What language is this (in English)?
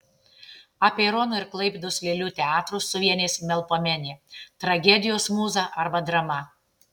Lithuanian